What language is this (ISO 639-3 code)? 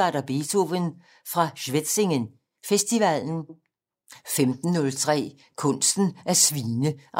dan